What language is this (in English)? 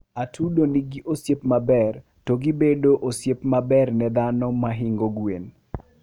Luo (Kenya and Tanzania)